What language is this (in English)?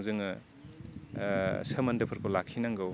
Bodo